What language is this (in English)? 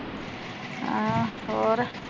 Punjabi